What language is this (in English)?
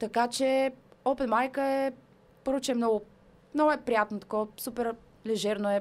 Bulgarian